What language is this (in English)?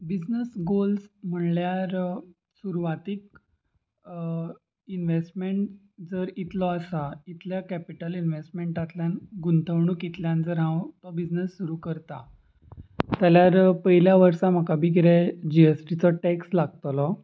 Konkani